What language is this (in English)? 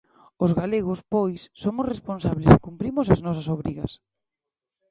Galician